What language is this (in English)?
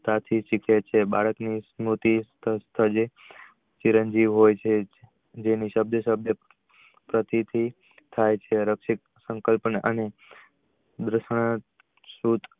Gujarati